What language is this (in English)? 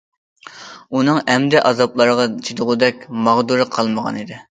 Uyghur